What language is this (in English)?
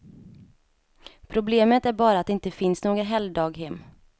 Swedish